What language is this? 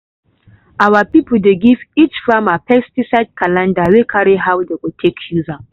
Nigerian Pidgin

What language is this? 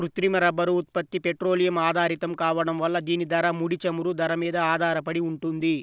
Telugu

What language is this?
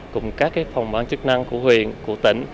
Vietnamese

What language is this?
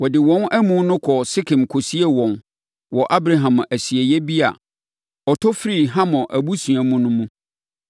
Akan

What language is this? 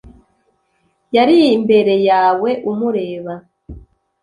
Kinyarwanda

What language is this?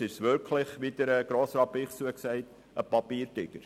Swiss German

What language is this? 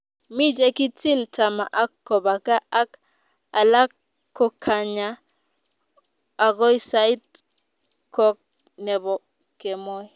Kalenjin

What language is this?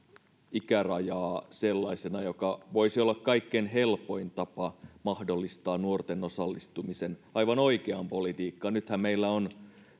Finnish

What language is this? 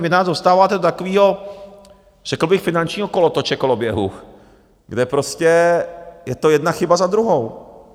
Czech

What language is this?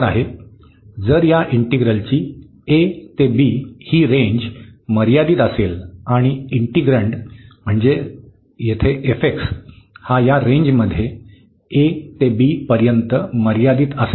Marathi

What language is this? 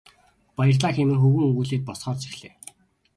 Mongolian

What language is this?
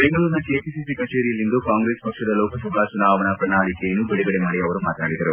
Kannada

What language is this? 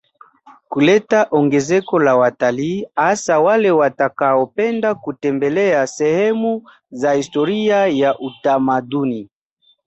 Swahili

